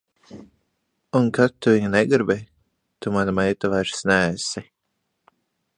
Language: Latvian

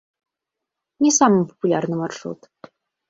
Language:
Belarusian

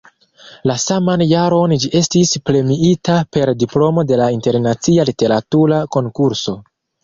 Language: Esperanto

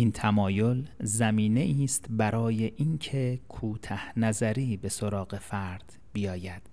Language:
Persian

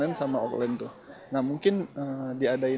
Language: Indonesian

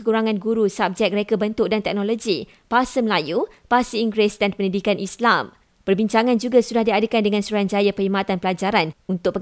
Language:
Malay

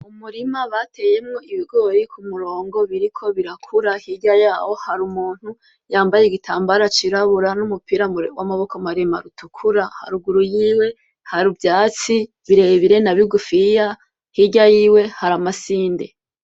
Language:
Rundi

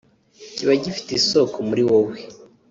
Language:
Kinyarwanda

